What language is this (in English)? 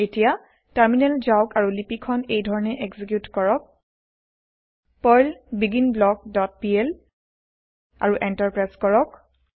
Assamese